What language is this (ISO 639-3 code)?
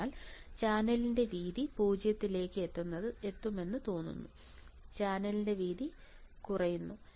mal